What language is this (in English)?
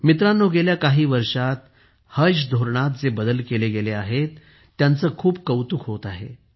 Marathi